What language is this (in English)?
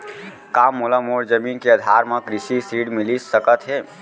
Chhattisgarhi